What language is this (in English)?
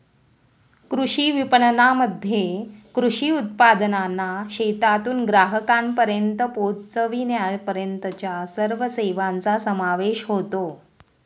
Marathi